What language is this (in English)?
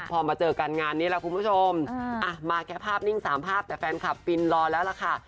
Thai